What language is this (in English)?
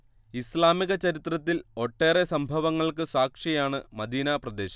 Malayalam